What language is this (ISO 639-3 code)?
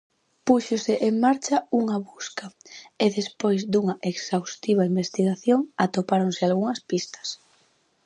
glg